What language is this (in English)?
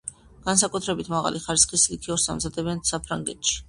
Georgian